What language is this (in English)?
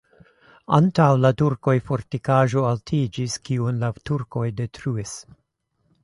Esperanto